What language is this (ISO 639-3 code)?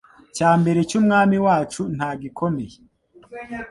kin